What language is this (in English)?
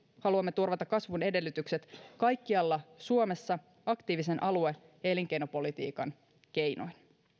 Finnish